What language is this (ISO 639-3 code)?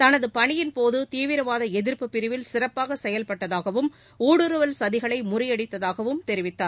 tam